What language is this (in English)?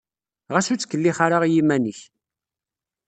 Kabyle